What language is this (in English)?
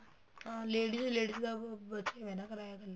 Punjabi